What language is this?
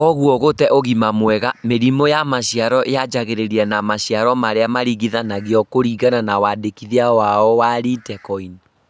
Kikuyu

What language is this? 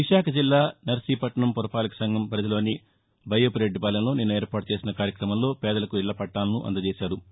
Telugu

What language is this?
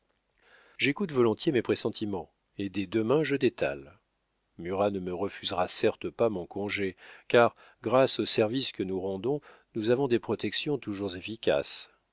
French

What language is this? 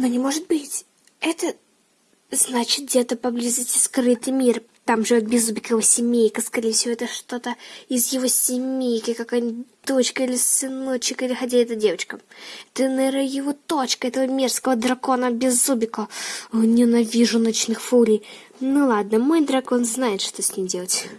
Russian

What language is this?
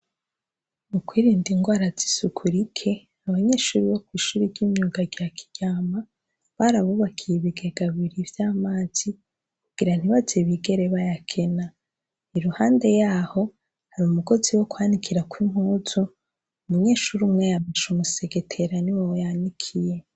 Rundi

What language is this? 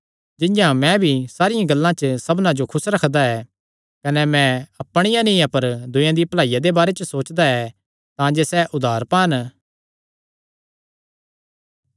Kangri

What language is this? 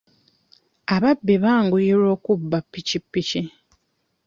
Ganda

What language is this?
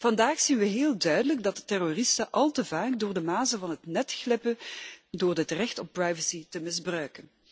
Dutch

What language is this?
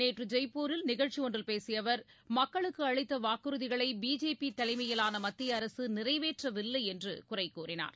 Tamil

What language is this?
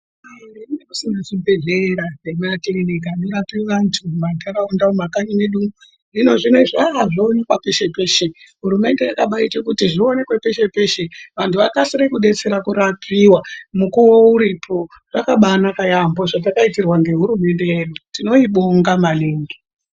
Ndau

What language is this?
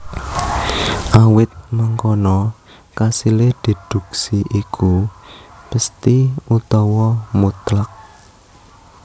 Javanese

